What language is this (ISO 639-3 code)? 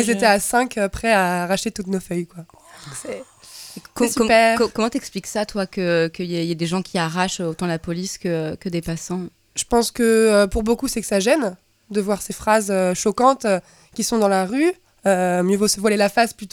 fra